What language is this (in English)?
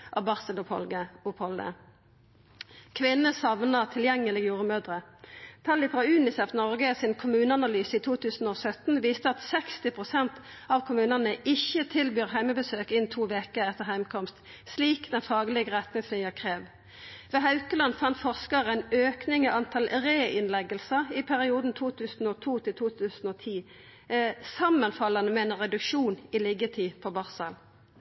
Norwegian Nynorsk